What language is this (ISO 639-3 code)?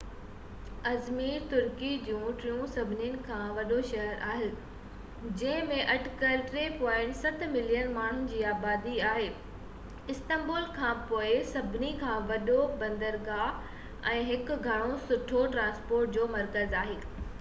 snd